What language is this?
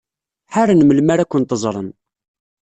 Kabyle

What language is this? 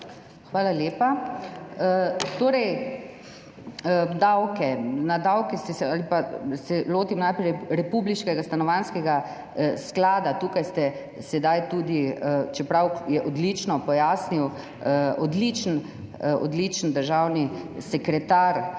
Slovenian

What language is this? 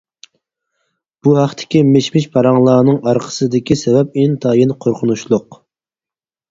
Uyghur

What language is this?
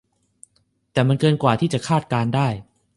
Thai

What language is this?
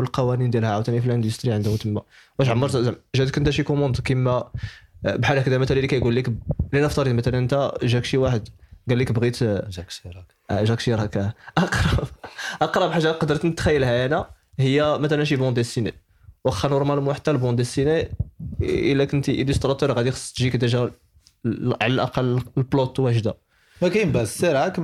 Arabic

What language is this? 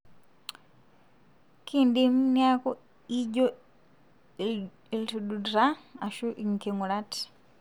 Masai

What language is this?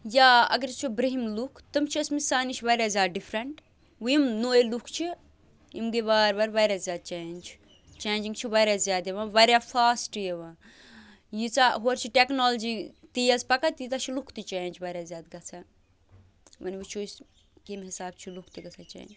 Kashmiri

